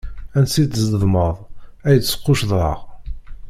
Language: Kabyle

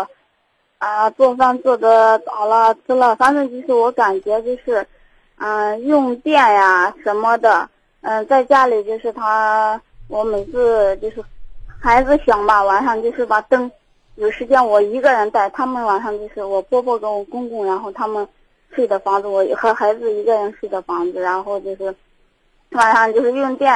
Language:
Chinese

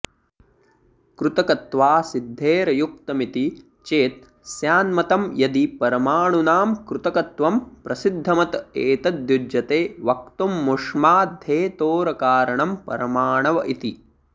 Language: Sanskrit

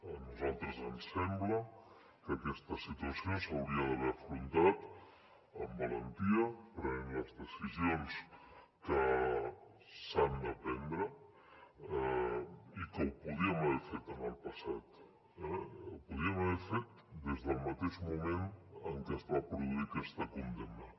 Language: Catalan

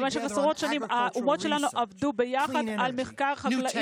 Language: Hebrew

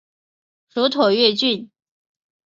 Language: Chinese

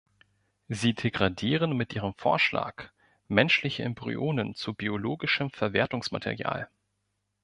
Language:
German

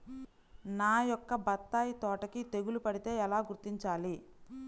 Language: Telugu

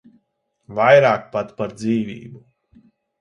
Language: Latvian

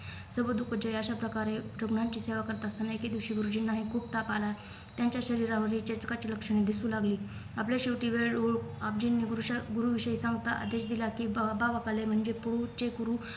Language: Marathi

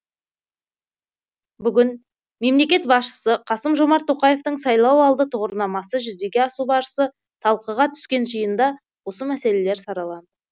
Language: Kazakh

